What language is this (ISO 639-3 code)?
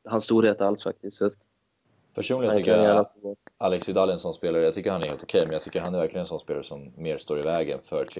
swe